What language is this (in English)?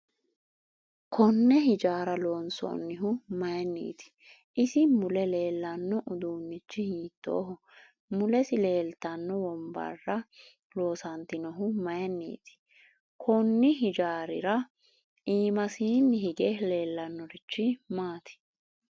Sidamo